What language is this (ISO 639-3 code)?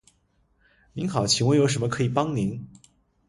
zho